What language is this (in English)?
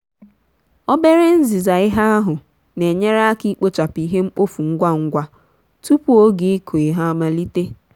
Igbo